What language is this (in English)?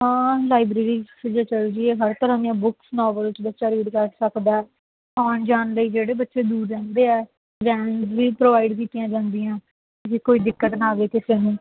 Punjabi